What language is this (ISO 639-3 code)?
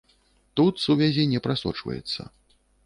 bel